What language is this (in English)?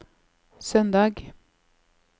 Norwegian